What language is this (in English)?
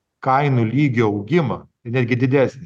Lithuanian